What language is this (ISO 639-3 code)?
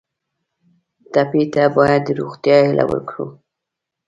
pus